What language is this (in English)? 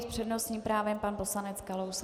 Czech